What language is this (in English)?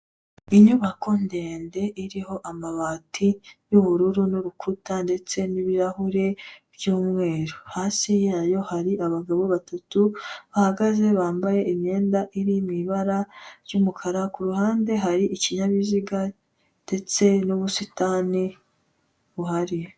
Kinyarwanda